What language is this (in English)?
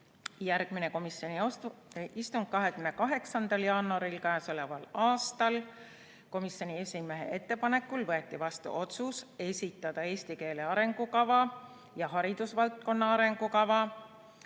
Estonian